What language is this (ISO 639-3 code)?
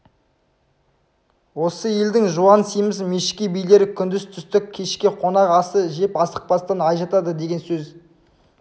kaz